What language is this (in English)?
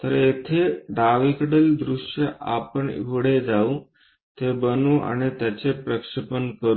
Marathi